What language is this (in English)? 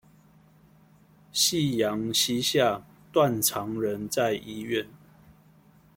Chinese